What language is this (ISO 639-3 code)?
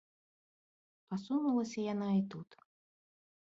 bel